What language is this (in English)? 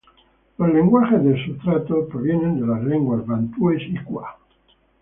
Spanish